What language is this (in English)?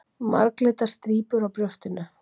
Icelandic